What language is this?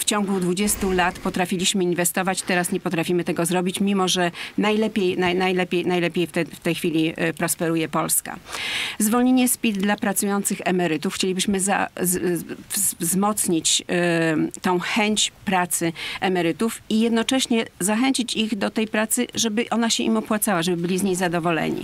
Polish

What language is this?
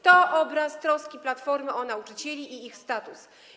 Polish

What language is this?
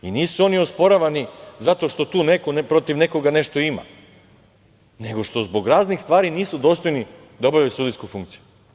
Serbian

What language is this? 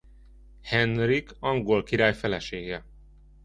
Hungarian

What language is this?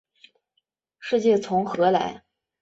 Chinese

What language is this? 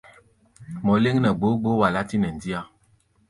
Gbaya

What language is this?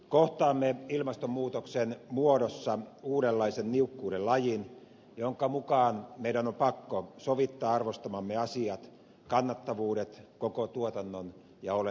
Finnish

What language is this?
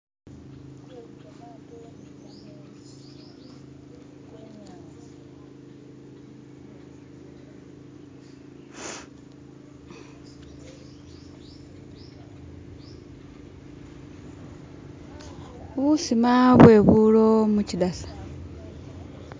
Masaaba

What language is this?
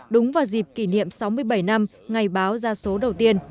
Vietnamese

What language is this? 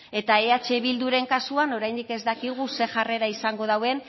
Basque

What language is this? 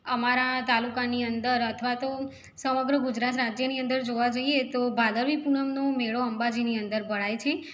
Gujarati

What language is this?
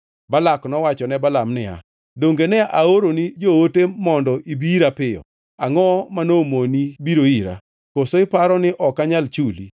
Luo (Kenya and Tanzania)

